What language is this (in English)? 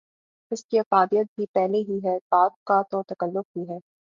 Urdu